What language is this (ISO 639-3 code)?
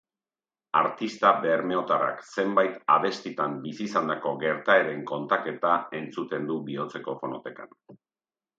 eus